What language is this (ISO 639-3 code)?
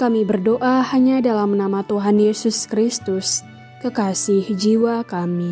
ind